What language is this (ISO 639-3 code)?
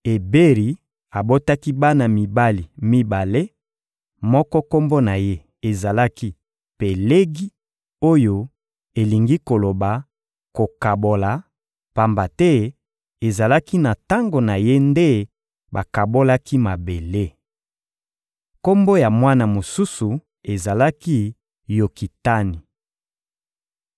lin